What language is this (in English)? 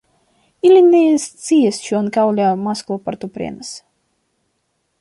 Esperanto